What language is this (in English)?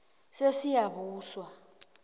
South Ndebele